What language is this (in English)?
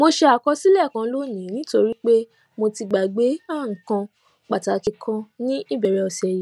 Yoruba